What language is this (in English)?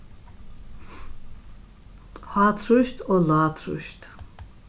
Faroese